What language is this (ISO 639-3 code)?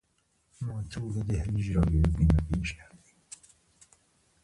fas